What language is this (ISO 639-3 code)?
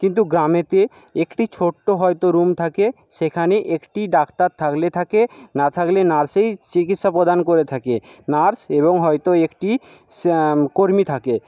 ben